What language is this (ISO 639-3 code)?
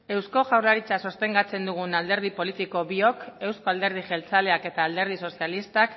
eus